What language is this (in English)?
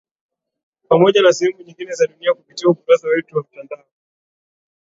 Swahili